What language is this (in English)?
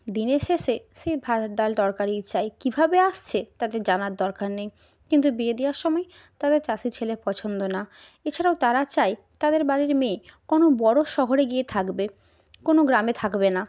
Bangla